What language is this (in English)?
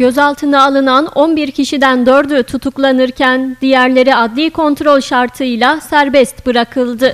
Turkish